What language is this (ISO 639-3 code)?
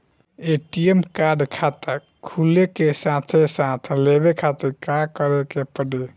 bho